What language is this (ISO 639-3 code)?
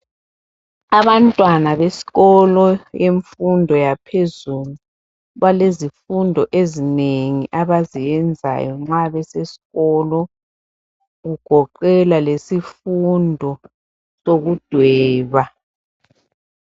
nde